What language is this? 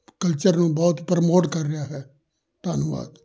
Punjabi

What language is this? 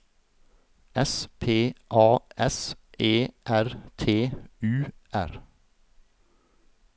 Norwegian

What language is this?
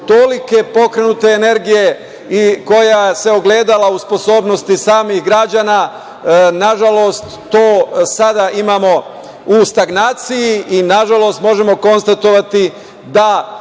Serbian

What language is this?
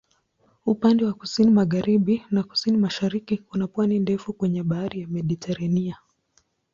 Swahili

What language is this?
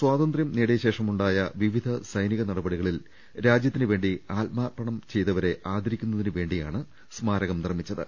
Malayalam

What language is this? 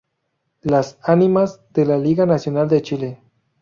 Spanish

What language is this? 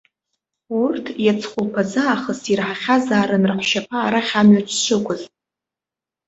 Abkhazian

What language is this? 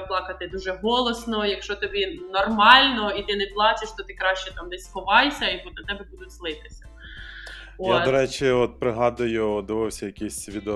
Ukrainian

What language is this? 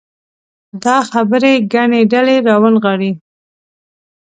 Pashto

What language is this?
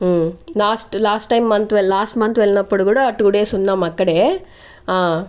Telugu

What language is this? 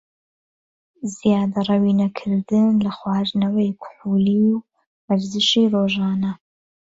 Central Kurdish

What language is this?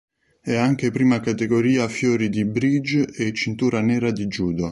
Italian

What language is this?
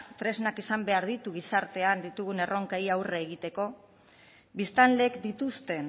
Basque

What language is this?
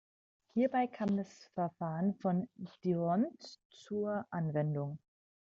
German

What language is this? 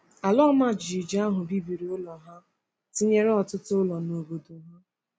Igbo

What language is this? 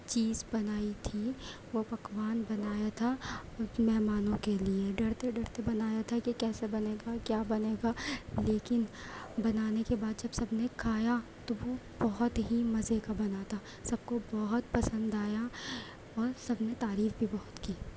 Urdu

